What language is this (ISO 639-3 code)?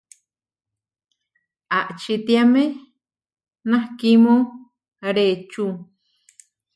var